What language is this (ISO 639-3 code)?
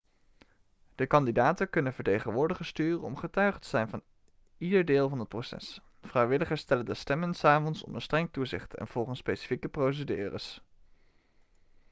nld